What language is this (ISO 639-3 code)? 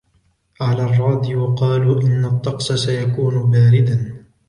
ara